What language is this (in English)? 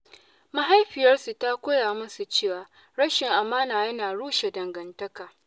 Hausa